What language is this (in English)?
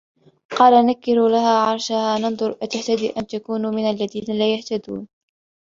Arabic